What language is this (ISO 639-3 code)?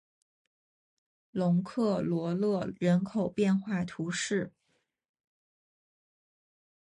zho